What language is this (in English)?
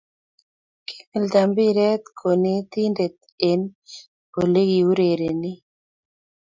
Kalenjin